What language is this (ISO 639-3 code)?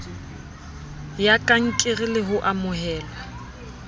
sot